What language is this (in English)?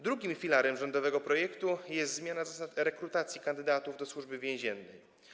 Polish